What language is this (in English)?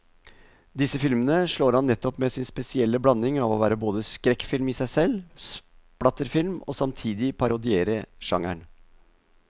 Norwegian